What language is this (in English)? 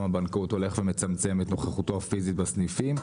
Hebrew